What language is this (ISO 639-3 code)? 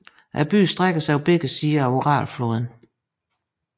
dan